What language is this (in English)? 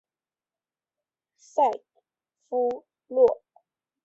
Chinese